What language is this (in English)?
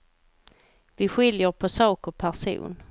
Swedish